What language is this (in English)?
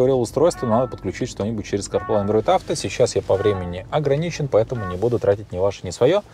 Russian